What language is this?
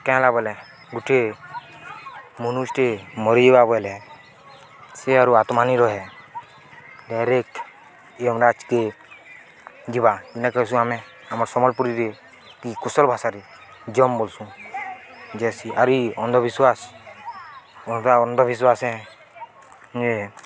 Odia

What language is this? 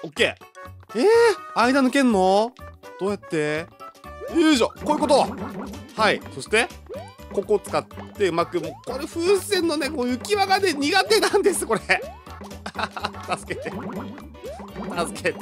Japanese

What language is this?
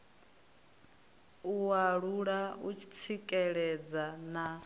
Venda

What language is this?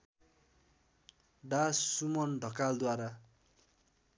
Nepali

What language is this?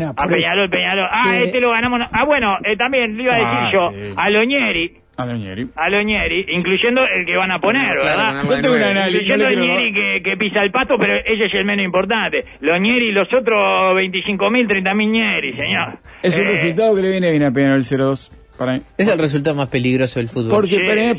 Spanish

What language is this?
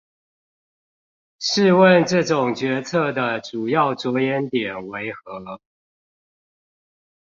Chinese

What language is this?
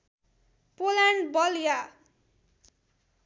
Nepali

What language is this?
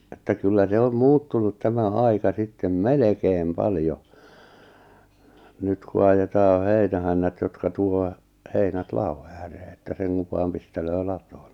Finnish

